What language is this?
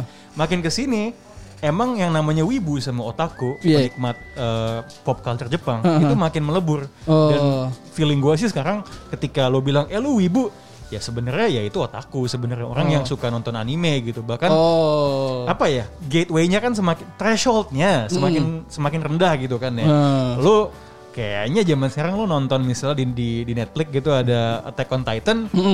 Indonesian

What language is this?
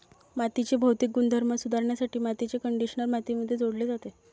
Marathi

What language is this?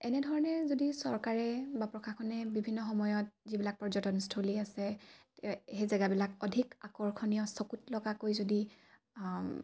Assamese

